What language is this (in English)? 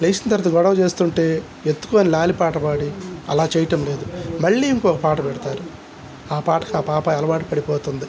Telugu